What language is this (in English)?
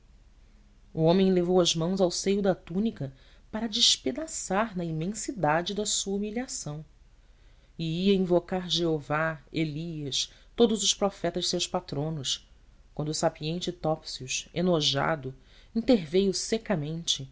Portuguese